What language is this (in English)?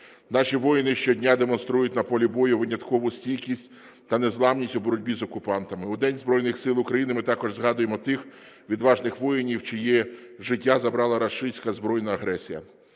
Ukrainian